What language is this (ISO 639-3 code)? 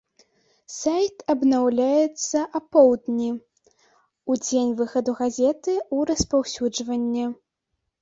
bel